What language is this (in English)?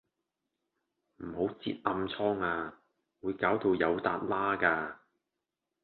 Cantonese